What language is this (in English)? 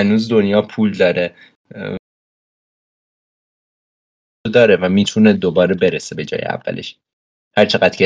Persian